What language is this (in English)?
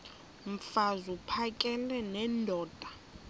Xhosa